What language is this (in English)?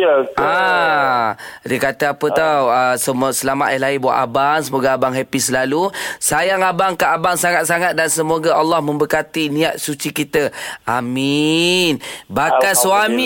Malay